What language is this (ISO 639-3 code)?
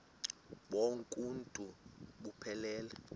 xho